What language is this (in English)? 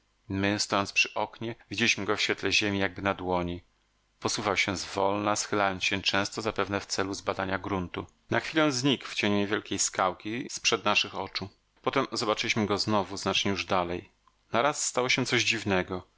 Polish